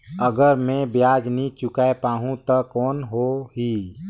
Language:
Chhattisgarhi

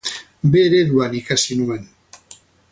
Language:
Basque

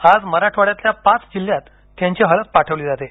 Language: Marathi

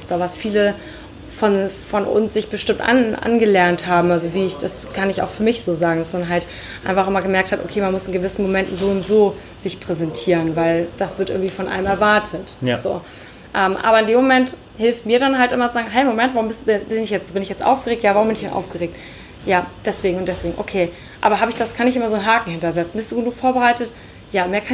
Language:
German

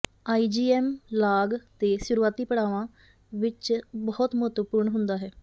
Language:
Punjabi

